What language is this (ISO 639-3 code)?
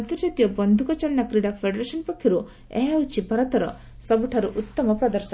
ori